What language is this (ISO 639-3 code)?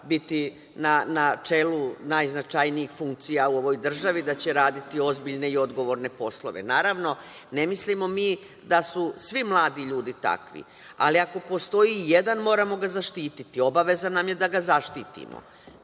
srp